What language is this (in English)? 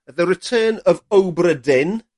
Welsh